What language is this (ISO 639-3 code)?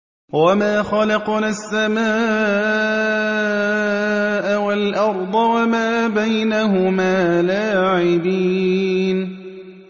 ara